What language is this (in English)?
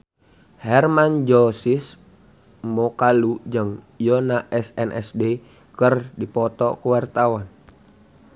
Sundanese